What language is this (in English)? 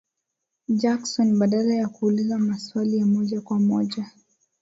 Swahili